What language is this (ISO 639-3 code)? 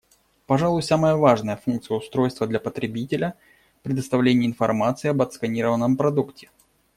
rus